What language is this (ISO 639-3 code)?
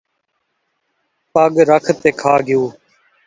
skr